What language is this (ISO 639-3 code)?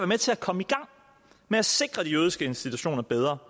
dan